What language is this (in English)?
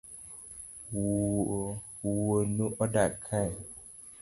Luo (Kenya and Tanzania)